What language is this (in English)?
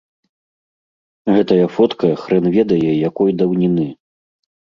Belarusian